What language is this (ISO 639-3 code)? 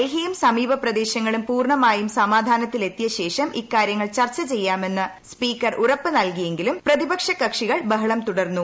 mal